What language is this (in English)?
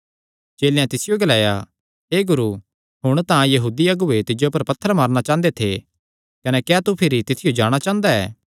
Kangri